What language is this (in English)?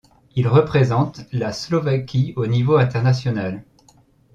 French